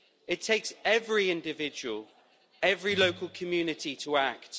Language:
English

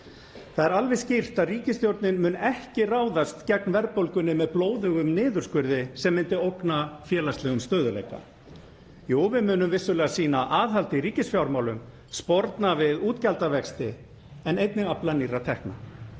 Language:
Icelandic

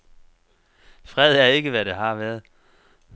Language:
Danish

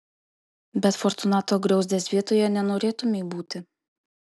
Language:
Lithuanian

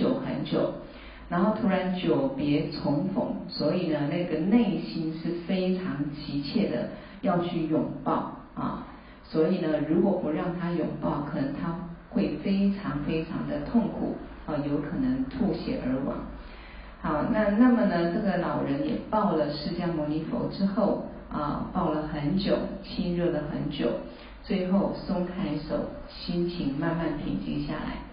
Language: Chinese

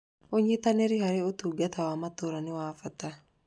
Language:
Kikuyu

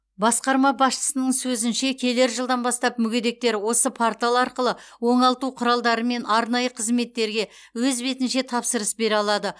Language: Kazakh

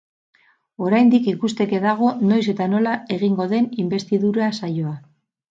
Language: Basque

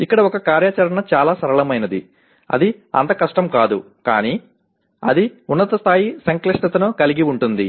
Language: Telugu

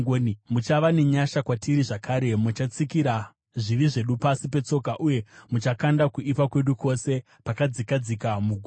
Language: Shona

